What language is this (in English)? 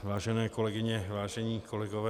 Czech